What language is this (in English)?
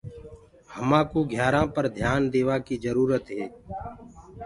Gurgula